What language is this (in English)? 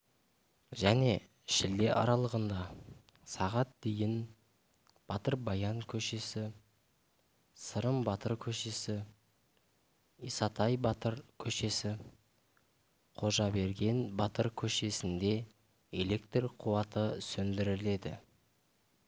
Kazakh